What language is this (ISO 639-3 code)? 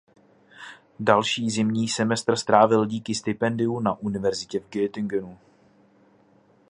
ces